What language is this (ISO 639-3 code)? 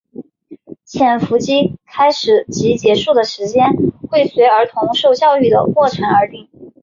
zho